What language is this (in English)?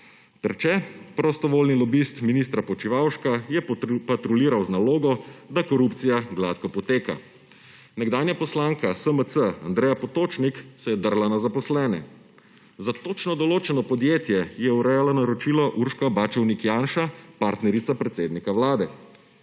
Slovenian